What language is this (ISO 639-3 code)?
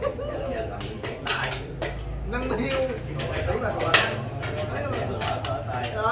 vie